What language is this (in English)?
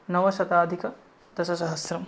Sanskrit